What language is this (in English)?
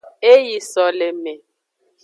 Aja (Benin)